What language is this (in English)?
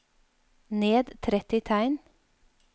Norwegian